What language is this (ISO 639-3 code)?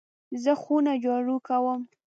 pus